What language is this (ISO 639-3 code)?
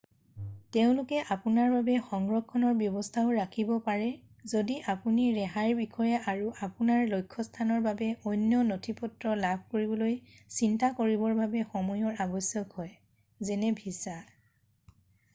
asm